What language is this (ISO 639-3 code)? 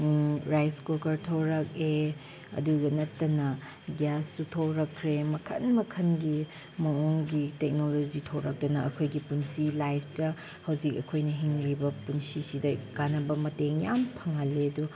mni